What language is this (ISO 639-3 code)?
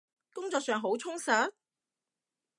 yue